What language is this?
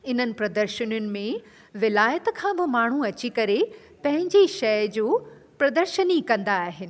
Sindhi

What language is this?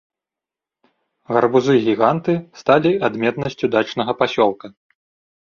Belarusian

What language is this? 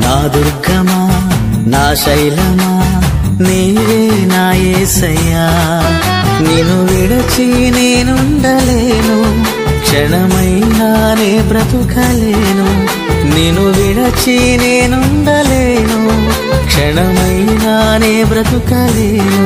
Telugu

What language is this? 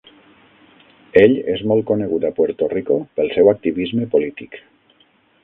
Catalan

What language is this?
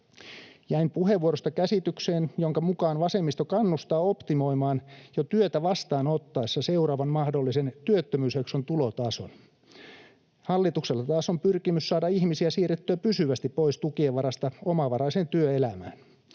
Finnish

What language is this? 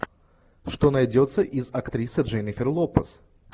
Russian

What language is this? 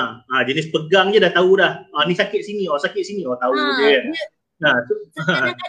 Malay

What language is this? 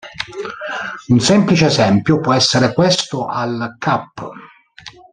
Italian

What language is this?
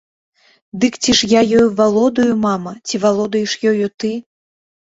Belarusian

